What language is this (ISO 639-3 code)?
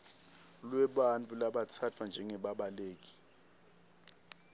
ssw